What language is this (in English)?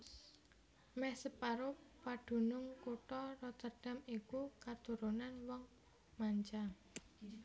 Javanese